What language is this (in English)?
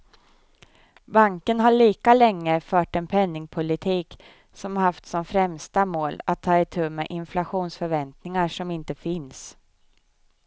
Swedish